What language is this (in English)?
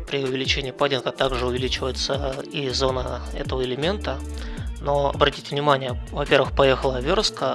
Russian